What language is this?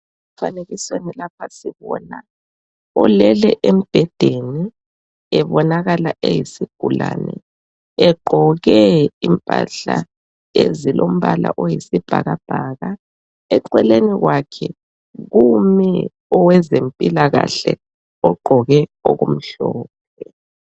North Ndebele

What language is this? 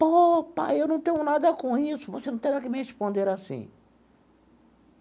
Portuguese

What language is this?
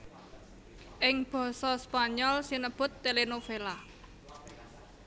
Javanese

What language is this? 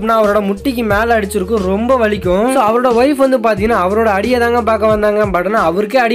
Romanian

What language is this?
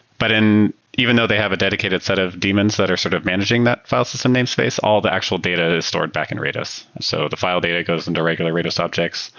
English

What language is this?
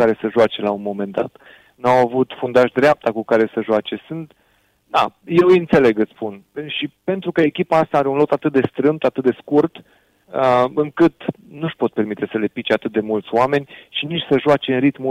Romanian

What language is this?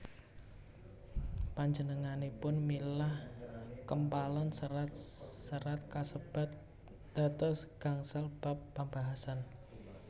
Javanese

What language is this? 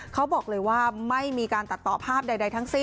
Thai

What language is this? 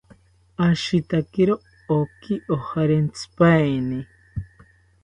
South Ucayali Ashéninka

